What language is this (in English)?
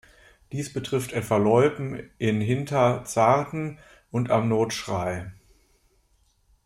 German